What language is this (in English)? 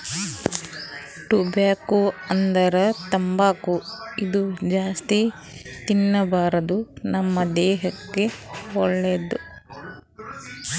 Kannada